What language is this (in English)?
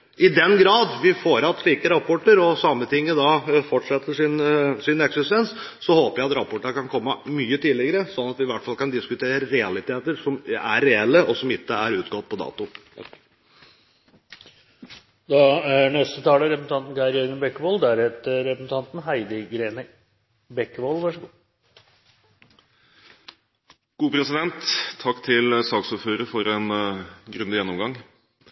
Norwegian Bokmål